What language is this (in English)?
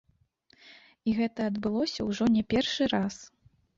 Belarusian